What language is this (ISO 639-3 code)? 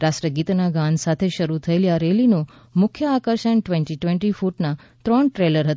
guj